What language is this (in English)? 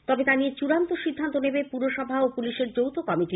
Bangla